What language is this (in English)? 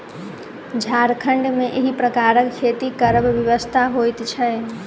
Maithili